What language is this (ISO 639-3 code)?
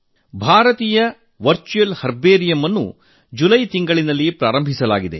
kan